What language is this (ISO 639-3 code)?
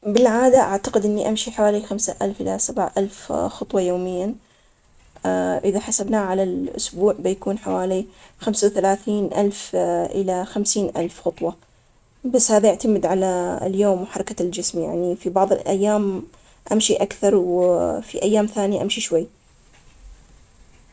acx